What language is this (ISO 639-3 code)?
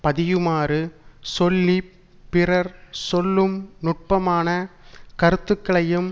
tam